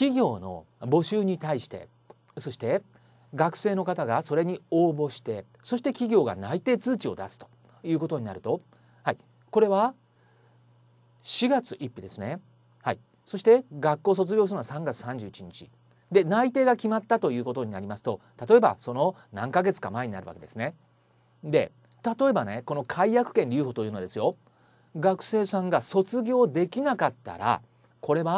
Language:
Japanese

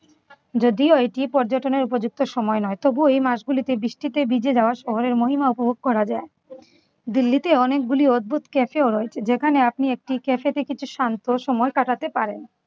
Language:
Bangla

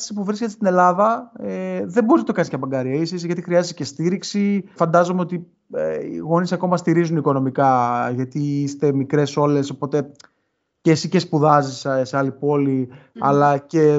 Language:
Greek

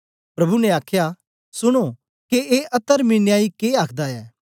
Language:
Dogri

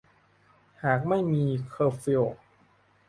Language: Thai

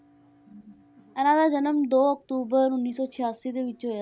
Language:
Punjabi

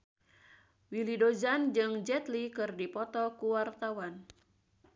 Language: Sundanese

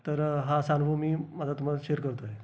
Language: Marathi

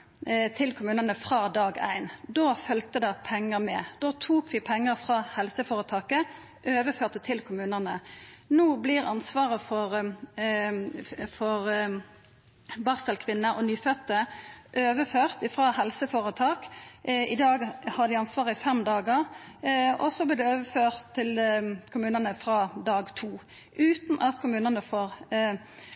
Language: Norwegian Nynorsk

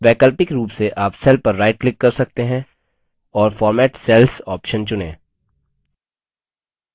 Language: Hindi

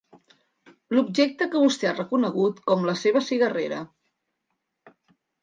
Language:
Catalan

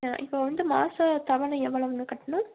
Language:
Tamil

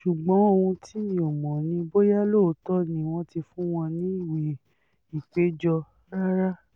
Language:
Yoruba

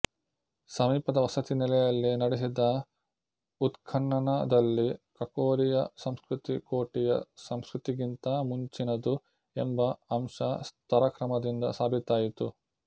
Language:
Kannada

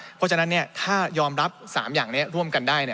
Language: Thai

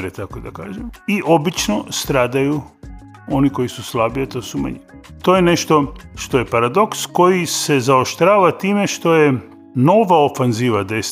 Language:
Croatian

